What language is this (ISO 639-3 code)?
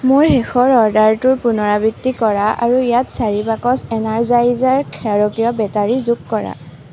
asm